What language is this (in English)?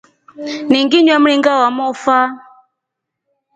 Rombo